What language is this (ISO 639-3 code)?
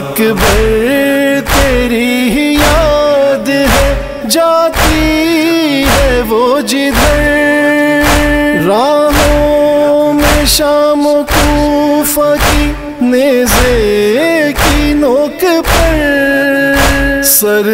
ron